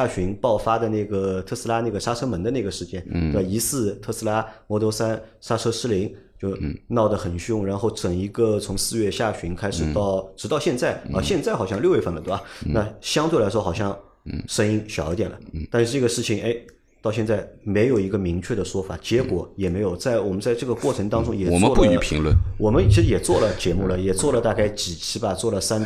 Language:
Chinese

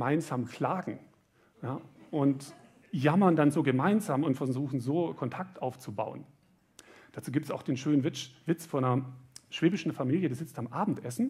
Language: German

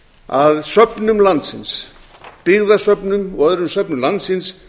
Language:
Icelandic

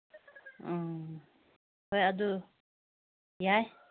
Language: Manipuri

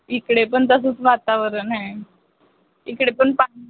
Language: Marathi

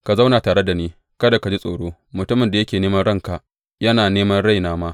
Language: Hausa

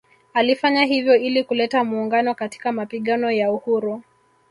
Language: Swahili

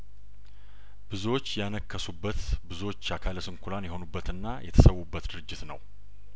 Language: Amharic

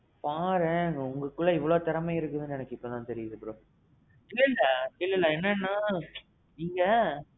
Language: Tamil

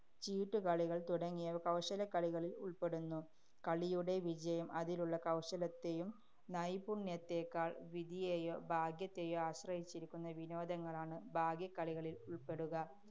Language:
Malayalam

